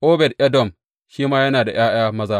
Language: Hausa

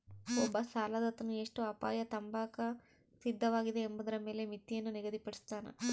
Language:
Kannada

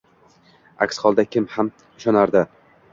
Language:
Uzbek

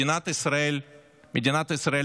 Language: Hebrew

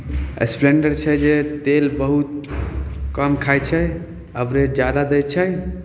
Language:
Maithili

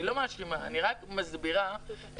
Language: Hebrew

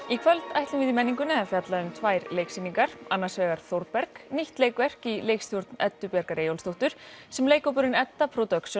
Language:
Icelandic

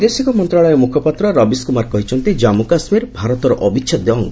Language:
Odia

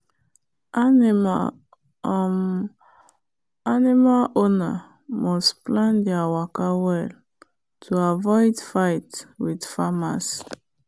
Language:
Nigerian Pidgin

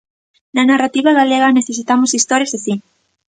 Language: Galician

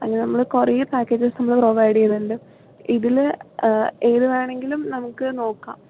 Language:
Malayalam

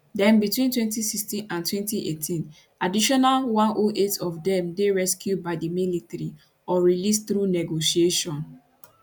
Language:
Nigerian Pidgin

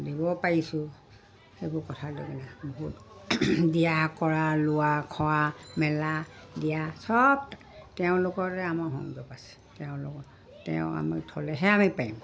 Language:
Assamese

